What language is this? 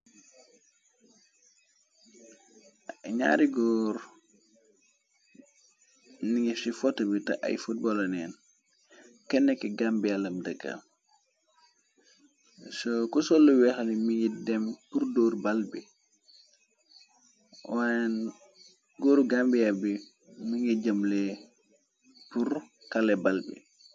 Wolof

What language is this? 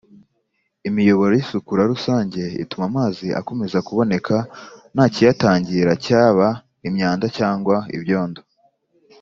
Kinyarwanda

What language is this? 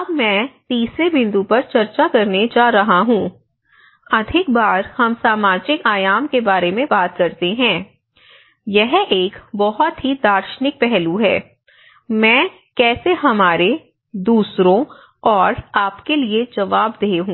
Hindi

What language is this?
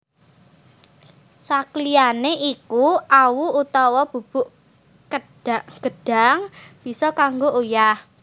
Javanese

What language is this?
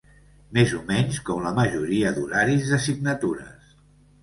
Catalan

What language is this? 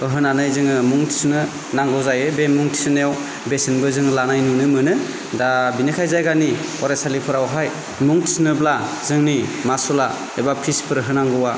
Bodo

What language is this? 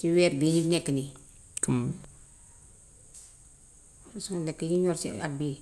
Gambian Wolof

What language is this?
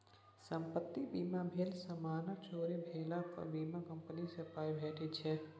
Maithili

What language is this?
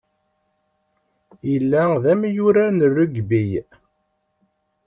Kabyle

